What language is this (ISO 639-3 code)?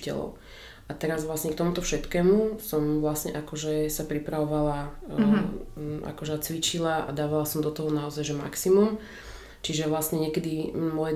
slk